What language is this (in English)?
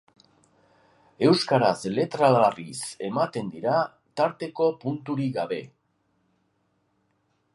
Basque